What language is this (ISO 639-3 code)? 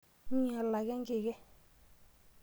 mas